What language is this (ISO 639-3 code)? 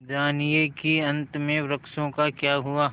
hin